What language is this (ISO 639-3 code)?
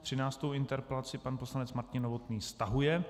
ces